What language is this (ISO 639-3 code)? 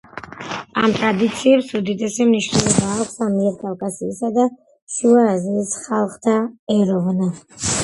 kat